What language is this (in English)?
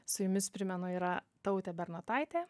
Lithuanian